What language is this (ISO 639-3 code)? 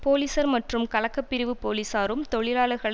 tam